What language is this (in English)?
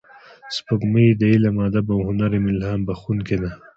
Pashto